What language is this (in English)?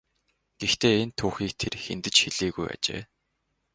Mongolian